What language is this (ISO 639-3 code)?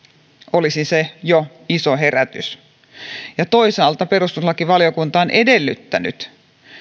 fin